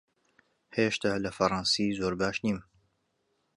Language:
Central Kurdish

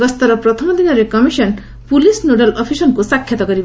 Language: Odia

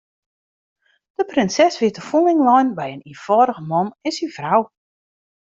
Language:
Western Frisian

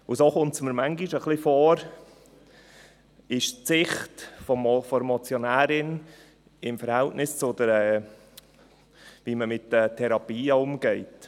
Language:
Swiss German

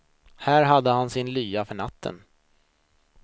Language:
Swedish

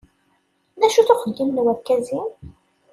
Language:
Kabyle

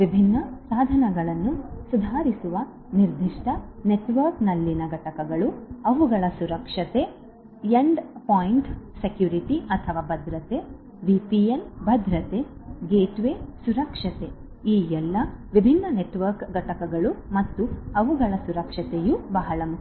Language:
Kannada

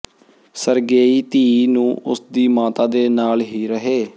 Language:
Punjabi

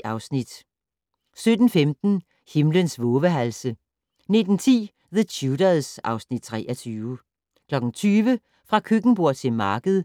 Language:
Danish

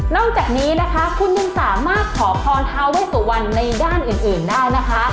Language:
Thai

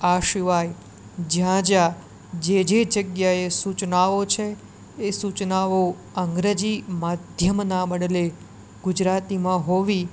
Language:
Gujarati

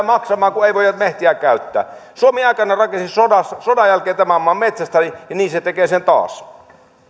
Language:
Finnish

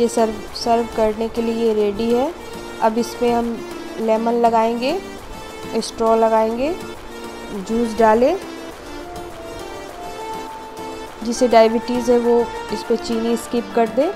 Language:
Hindi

